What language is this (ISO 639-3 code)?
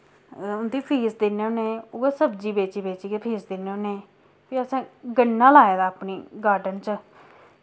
doi